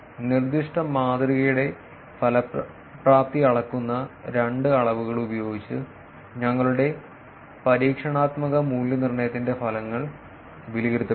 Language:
Malayalam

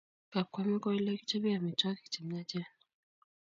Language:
Kalenjin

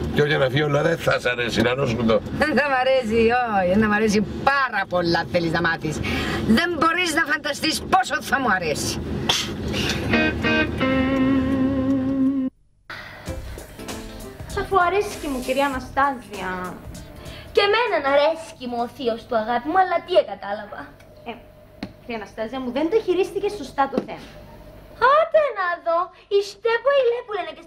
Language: Greek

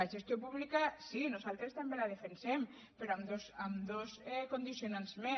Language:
Catalan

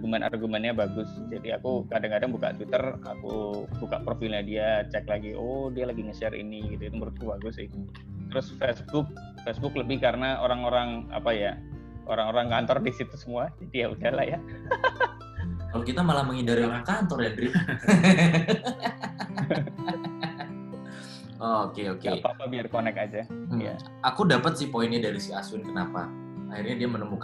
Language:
Indonesian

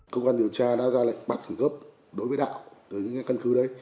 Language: Vietnamese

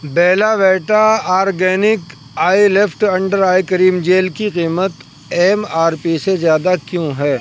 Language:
Urdu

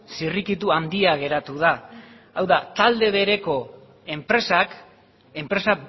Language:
Basque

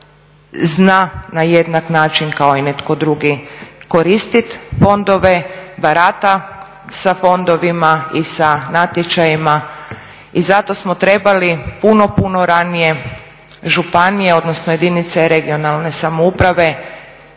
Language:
Croatian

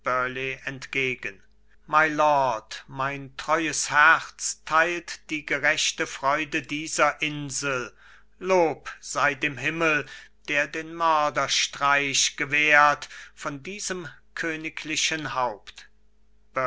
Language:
German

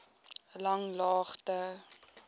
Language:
Afrikaans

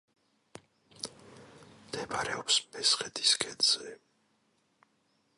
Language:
Georgian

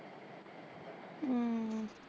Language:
Punjabi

